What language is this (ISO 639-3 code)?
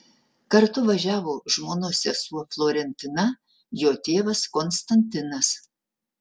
lit